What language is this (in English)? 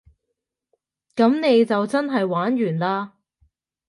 Cantonese